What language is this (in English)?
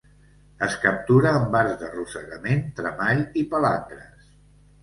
Catalan